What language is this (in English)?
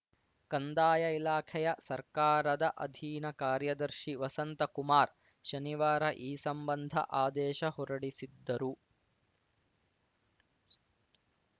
Kannada